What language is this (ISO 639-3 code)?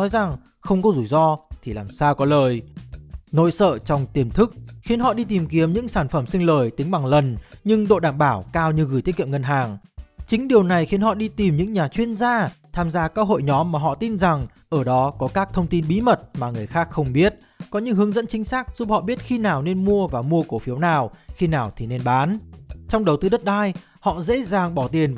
vie